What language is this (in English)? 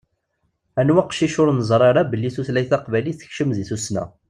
Kabyle